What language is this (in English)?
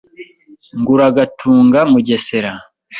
Kinyarwanda